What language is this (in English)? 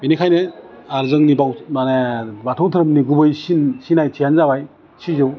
Bodo